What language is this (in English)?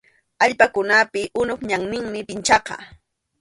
Arequipa-La Unión Quechua